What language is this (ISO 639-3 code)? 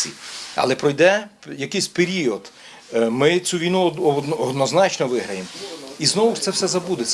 ukr